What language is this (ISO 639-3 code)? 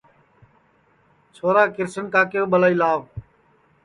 ssi